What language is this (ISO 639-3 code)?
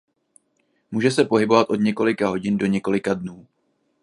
ces